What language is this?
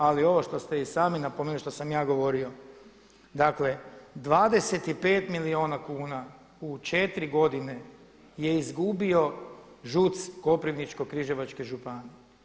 Croatian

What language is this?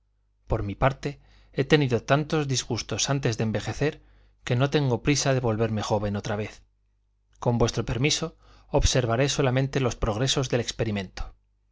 Spanish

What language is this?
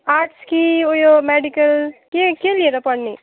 Nepali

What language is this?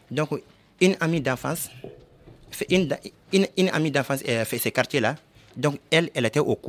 French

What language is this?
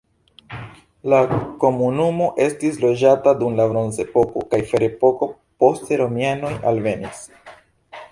Esperanto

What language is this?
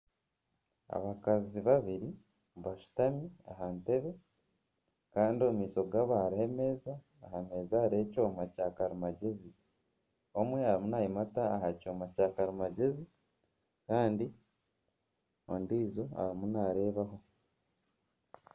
Nyankole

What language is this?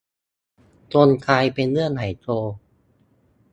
Thai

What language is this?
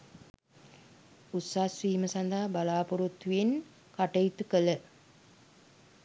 Sinhala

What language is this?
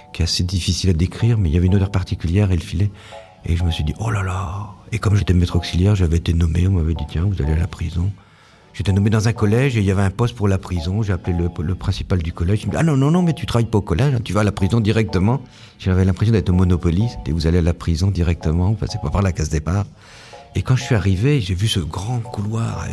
French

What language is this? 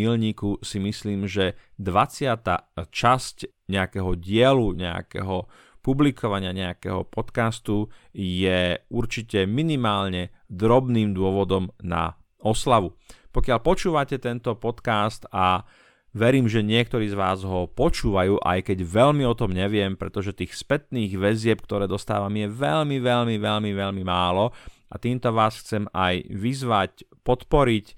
Slovak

